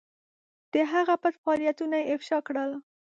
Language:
Pashto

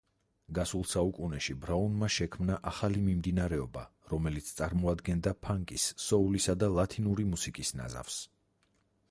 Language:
Georgian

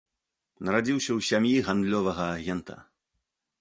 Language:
Belarusian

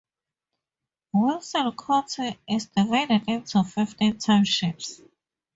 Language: English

